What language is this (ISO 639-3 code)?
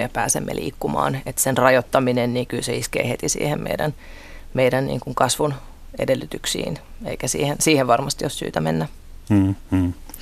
fin